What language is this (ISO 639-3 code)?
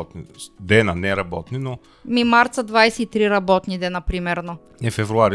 bul